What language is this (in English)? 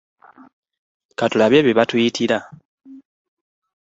Ganda